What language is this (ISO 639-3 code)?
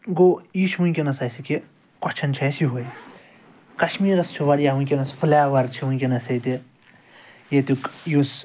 kas